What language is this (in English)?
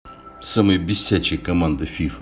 Russian